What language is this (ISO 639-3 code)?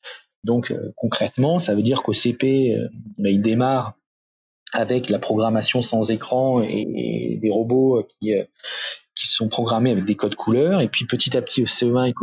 fra